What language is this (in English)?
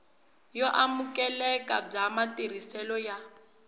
Tsonga